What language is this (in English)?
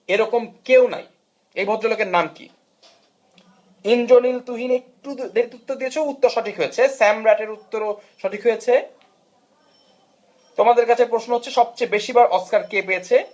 Bangla